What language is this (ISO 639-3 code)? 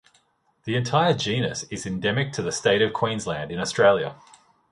eng